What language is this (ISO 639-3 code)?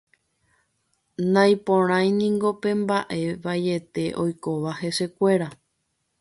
grn